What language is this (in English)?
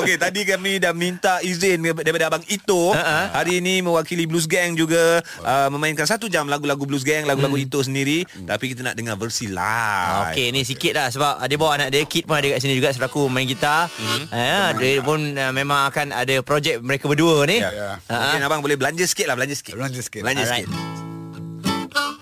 Malay